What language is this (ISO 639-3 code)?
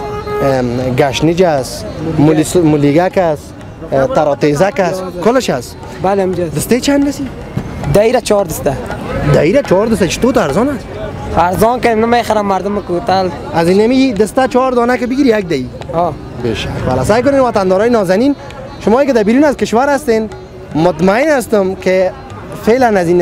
fas